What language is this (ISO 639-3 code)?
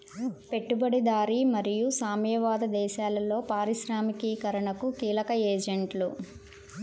tel